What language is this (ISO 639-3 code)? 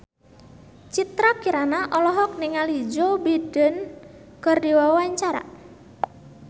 sun